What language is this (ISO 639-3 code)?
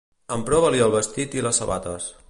cat